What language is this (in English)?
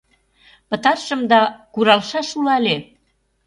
Mari